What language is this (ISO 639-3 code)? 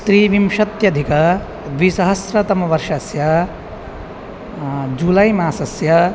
san